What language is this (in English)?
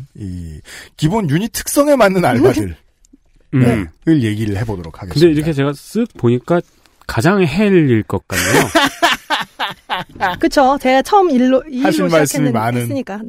Korean